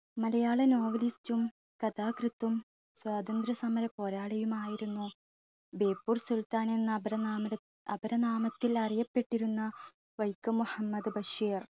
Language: Malayalam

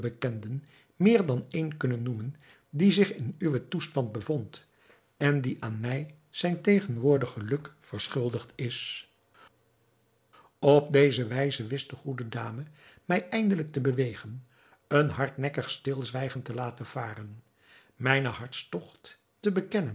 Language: Dutch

